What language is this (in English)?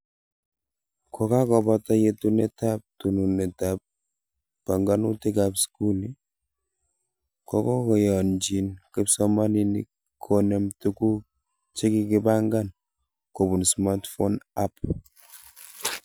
Kalenjin